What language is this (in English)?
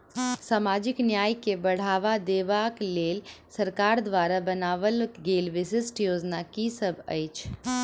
Maithili